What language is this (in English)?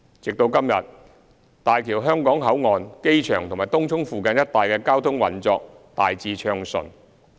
Cantonese